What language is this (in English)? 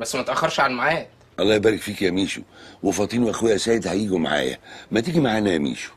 Arabic